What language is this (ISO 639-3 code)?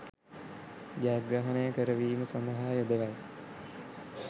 sin